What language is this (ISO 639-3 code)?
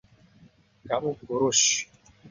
ind